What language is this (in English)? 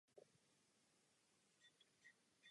Czech